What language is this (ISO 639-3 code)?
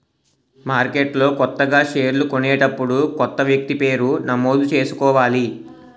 tel